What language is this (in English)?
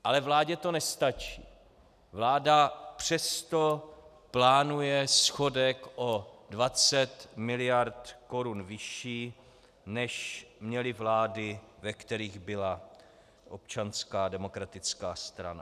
Czech